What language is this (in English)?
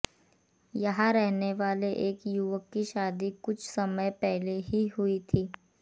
Hindi